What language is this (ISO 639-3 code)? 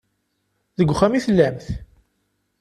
kab